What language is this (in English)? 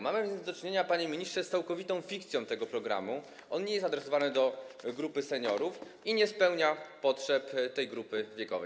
Polish